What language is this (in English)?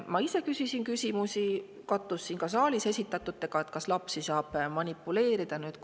Estonian